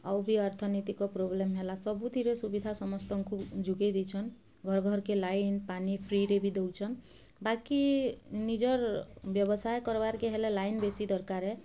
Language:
Odia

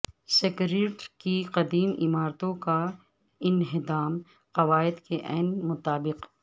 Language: Urdu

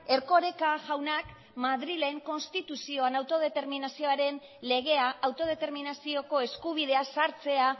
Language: Basque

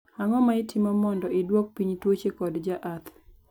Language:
Luo (Kenya and Tanzania)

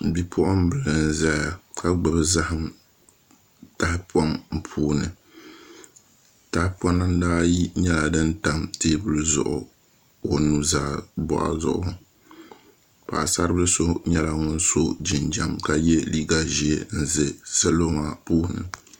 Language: Dagbani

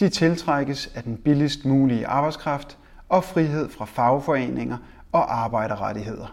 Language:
Danish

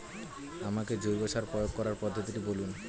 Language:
Bangla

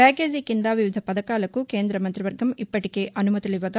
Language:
Telugu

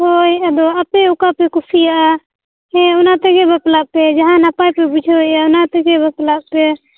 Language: Santali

